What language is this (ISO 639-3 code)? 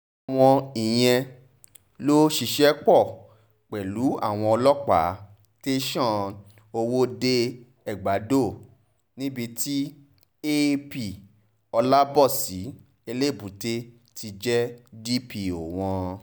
yor